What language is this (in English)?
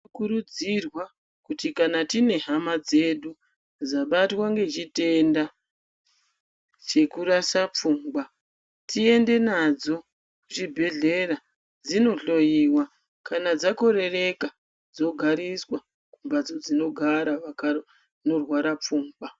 Ndau